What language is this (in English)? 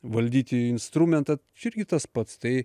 Lithuanian